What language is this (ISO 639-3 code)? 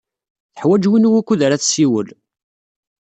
kab